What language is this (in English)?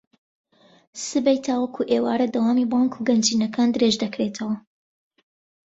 Central Kurdish